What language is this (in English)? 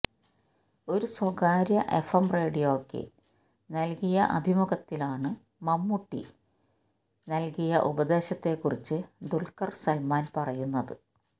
Malayalam